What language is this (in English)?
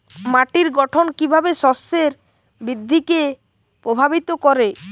Bangla